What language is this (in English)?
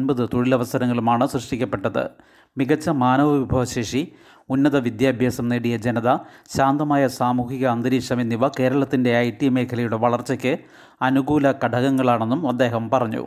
Malayalam